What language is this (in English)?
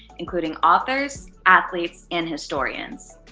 English